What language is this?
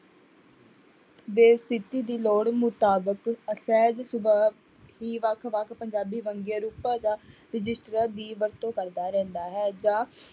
Punjabi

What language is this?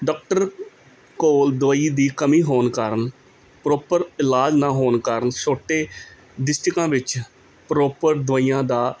Punjabi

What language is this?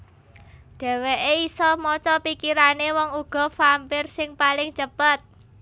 Javanese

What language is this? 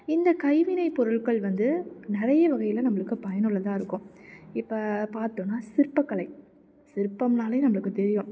Tamil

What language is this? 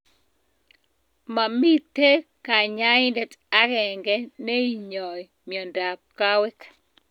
Kalenjin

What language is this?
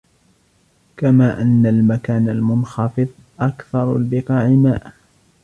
Arabic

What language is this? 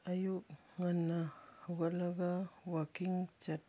Manipuri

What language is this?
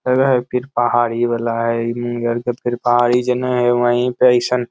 Magahi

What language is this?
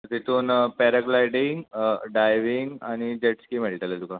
Konkani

